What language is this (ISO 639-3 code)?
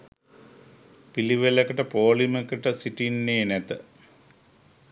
sin